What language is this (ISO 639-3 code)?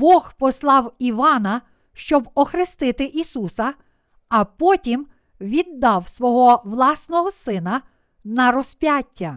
ukr